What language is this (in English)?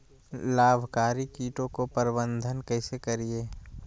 Magahi